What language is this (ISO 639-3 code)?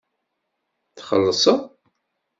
kab